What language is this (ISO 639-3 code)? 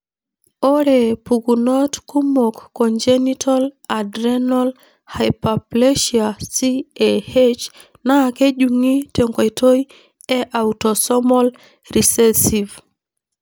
mas